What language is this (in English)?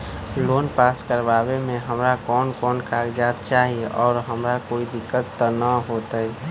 Magahi